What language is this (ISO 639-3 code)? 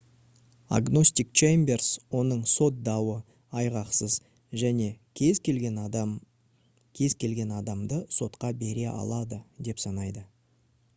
kaz